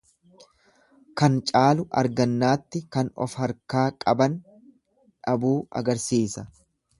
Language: Oromo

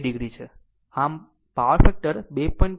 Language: Gujarati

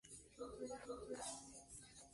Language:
Spanish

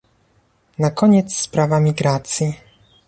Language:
Polish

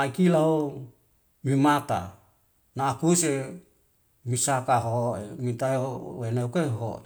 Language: Wemale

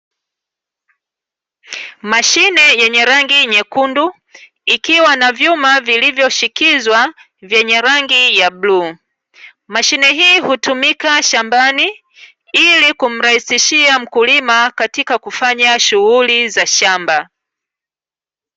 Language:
Swahili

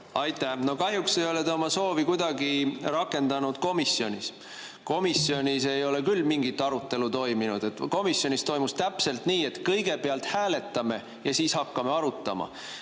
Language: Estonian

